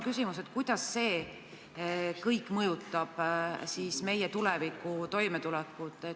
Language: Estonian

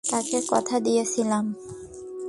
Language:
Bangla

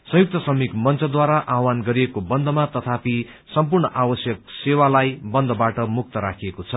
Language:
Nepali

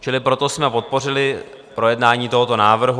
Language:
Czech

